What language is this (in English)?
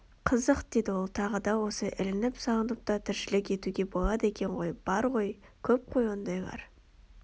Kazakh